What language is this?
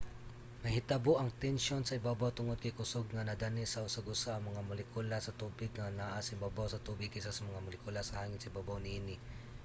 Cebuano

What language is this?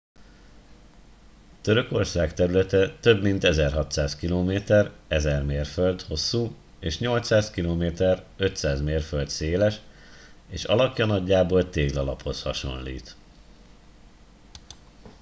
Hungarian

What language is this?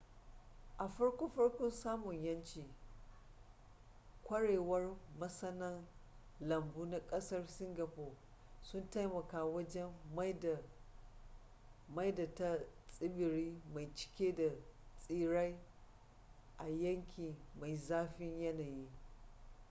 Hausa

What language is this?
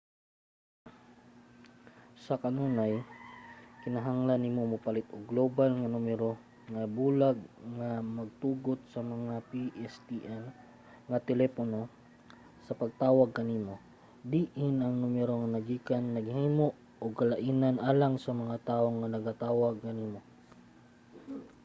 Cebuano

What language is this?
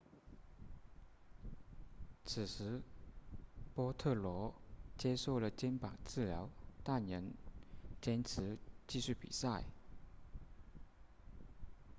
Chinese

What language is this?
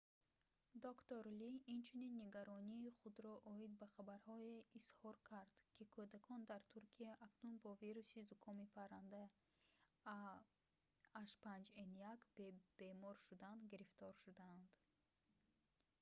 Tajik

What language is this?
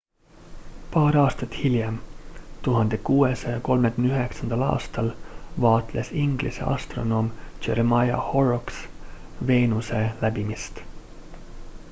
Estonian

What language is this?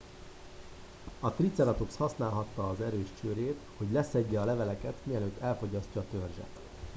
Hungarian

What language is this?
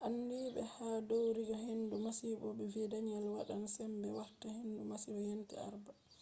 Fula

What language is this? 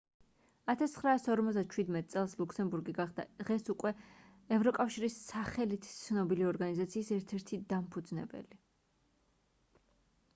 Georgian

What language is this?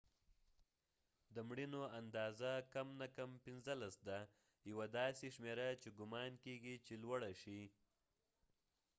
Pashto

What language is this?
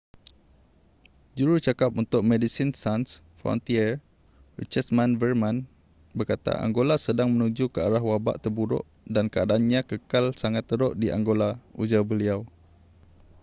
Malay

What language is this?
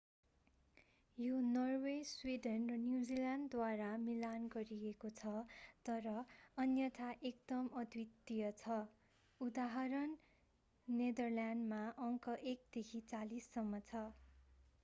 Nepali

